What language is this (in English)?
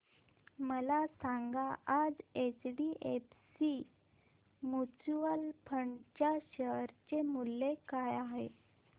Marathi